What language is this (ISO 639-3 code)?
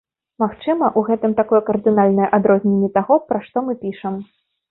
bel